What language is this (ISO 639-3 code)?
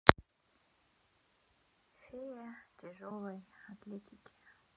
rus